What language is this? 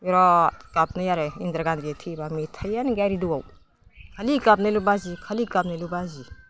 Bodo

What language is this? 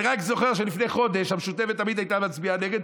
Hebrew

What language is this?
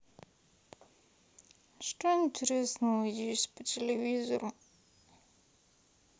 Russian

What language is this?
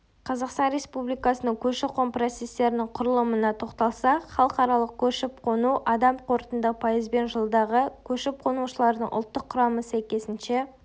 Kazakh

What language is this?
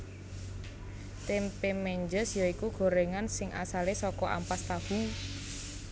Javanese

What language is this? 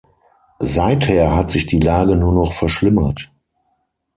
German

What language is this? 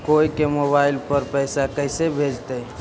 Magahi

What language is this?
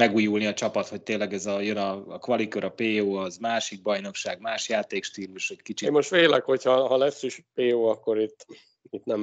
Hungarian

